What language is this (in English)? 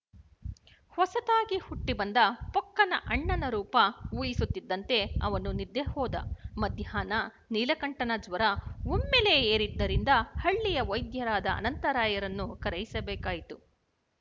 Kannada